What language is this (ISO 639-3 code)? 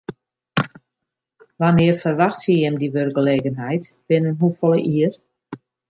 fry